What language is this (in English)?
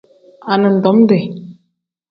Tem